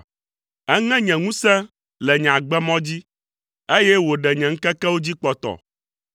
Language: Ewe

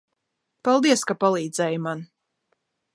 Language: Latvian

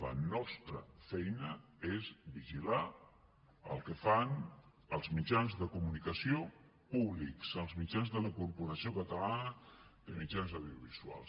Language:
Catalan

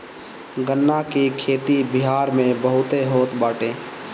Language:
Bhojpuri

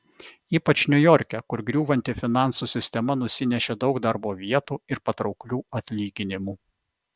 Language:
Lithuanian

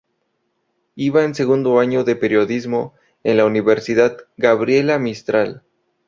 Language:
Spanish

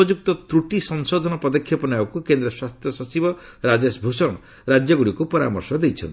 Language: Odia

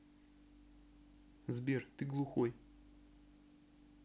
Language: Russian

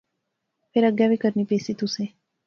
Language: Pahari-Potwari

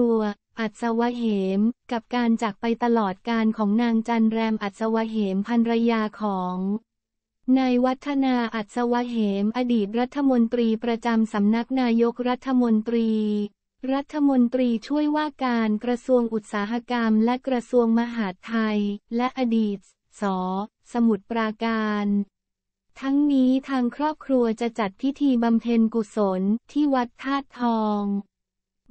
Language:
Thai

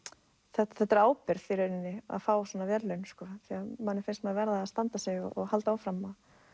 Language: Icelandic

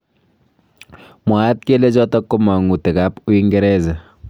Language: Kalenjin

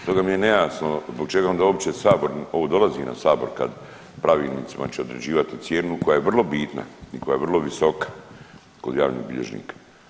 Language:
Croatian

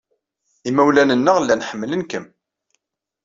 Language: Kabyle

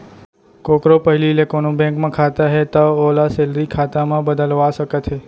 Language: Chhattisgarhi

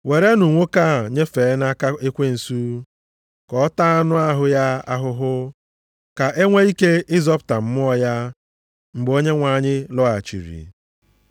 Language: Igbo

